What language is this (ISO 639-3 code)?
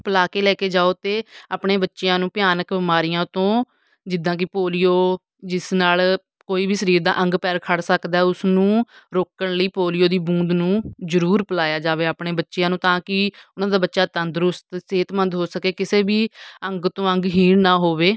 pan